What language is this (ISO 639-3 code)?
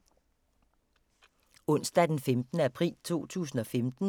dan